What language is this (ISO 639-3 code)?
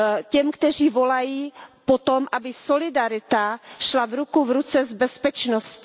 ces